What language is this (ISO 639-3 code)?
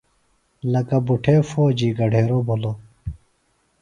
phl